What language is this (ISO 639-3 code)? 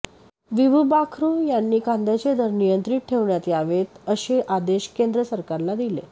mar